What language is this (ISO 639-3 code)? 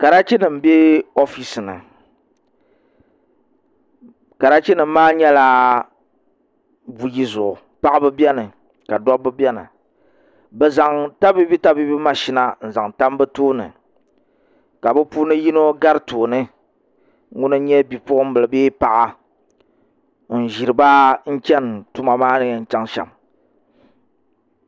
dag